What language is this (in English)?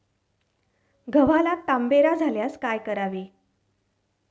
Marathi